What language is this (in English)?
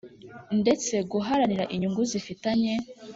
Kinyarwanda